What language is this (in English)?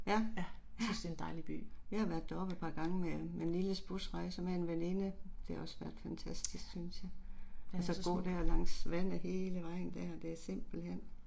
Danish